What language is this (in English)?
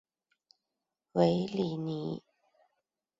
Chinese